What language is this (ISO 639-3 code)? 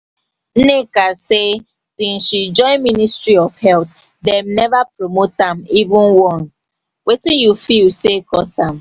pcm